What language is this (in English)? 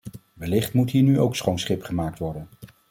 Dutch